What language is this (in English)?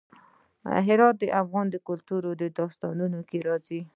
Pashto